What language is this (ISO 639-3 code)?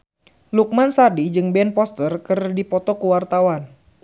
sun